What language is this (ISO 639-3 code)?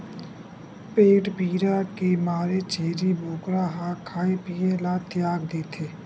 hne